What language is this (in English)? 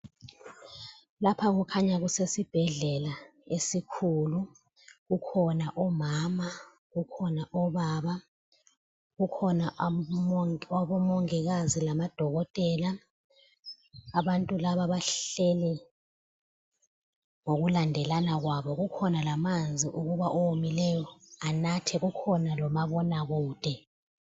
North Ndebele